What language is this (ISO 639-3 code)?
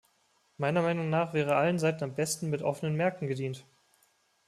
deu